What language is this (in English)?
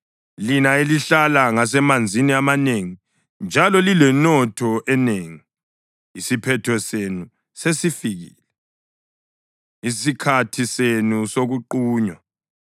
North Ndebele